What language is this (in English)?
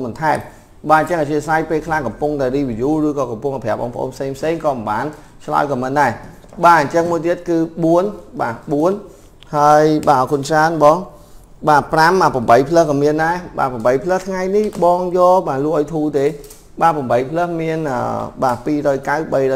Vietnamese